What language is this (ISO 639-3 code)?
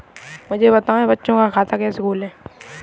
hin